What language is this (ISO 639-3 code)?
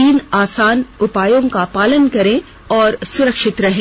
hin